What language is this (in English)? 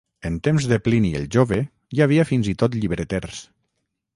Catalan